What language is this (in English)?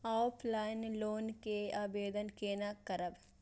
Maithili